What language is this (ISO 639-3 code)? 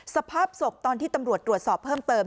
tha